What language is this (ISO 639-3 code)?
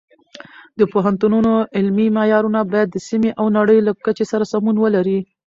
pus